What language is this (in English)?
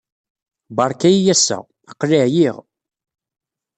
Kabyle